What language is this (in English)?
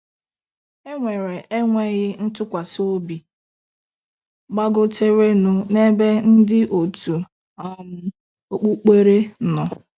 Igbo